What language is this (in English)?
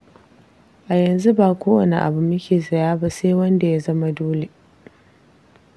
Hausa